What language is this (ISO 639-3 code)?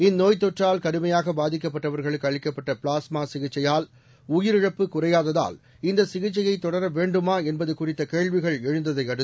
tam